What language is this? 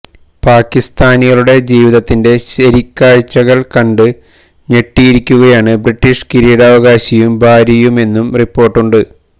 Malayalam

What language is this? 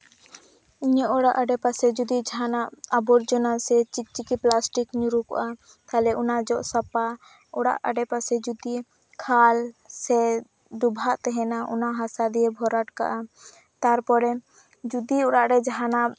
Santali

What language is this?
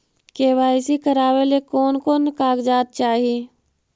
Magahi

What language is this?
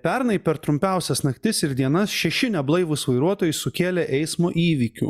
Lithuanian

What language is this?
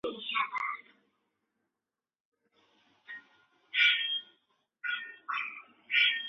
Chinese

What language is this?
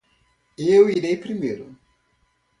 Portuguese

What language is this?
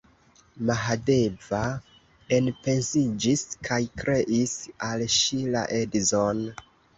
Esperanto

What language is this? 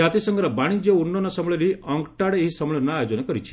Odia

